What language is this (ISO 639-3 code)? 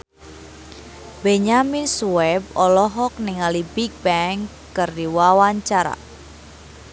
sun